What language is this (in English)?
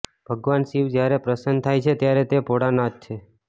Gujarati